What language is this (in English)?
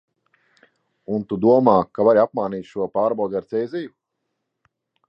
Latvian